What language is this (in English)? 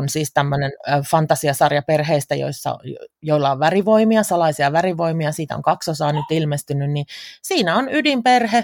Finnish